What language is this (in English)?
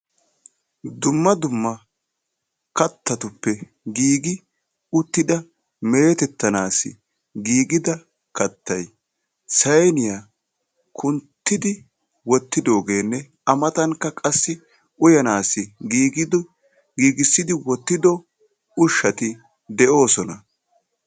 Wolaytta